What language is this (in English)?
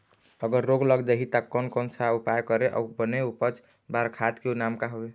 Chhattisgarhi